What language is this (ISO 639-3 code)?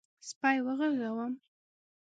pus